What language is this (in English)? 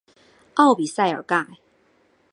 Chinese